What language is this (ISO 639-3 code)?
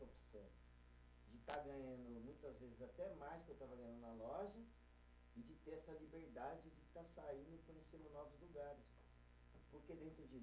por